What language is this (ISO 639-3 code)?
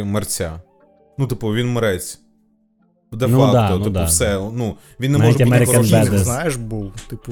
ukr